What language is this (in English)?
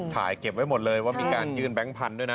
Thai